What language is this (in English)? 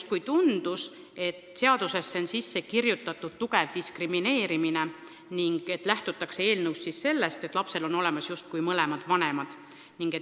Estonian